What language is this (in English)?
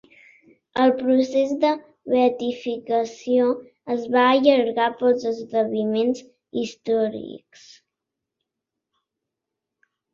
Catalan